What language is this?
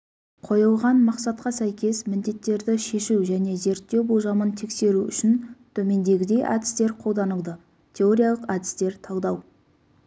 Kazakh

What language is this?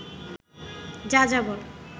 Bangla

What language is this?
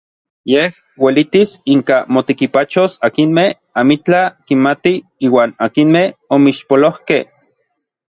Orizaba Nahuatl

